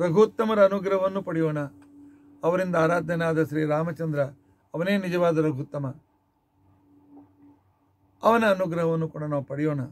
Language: Kannada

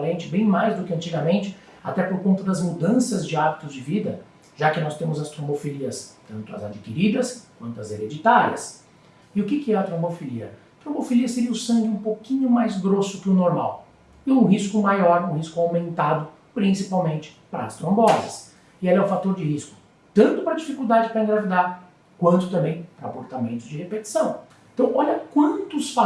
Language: Portuguese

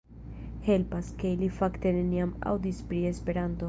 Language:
Esperanto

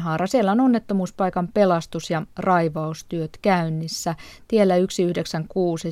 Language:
Finnish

